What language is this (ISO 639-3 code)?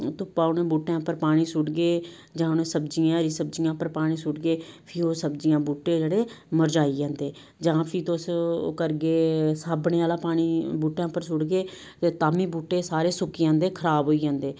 doi